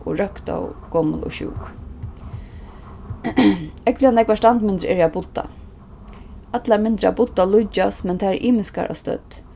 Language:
Faroese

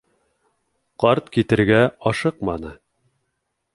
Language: Bashkir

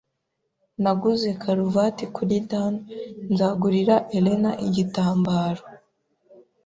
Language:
Kinyarwanda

